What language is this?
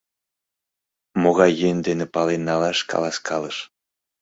Mari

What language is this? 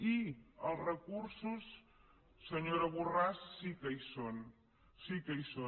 Catalan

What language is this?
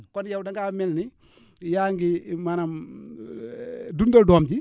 Wolof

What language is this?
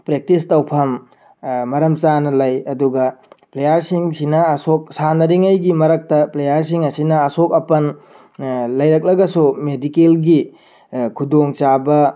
Manipuri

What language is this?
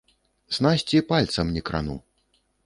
Belarusian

